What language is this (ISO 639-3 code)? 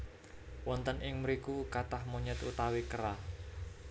jav